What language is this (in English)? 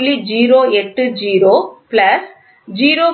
Tamil